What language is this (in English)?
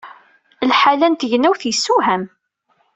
Kabyle